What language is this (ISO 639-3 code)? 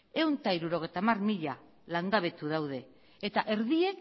eus